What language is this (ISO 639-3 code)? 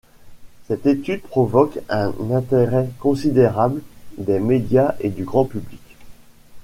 fra